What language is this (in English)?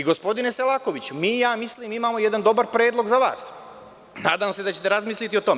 Serbian